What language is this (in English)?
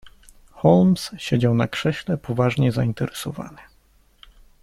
Polish